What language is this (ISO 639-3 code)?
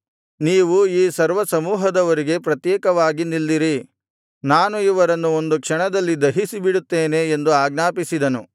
kan